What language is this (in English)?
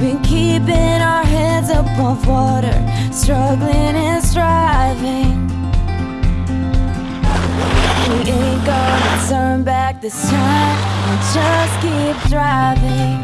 French